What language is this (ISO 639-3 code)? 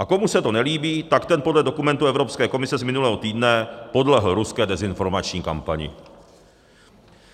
ces